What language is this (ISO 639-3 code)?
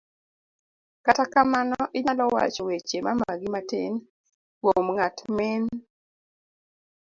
luo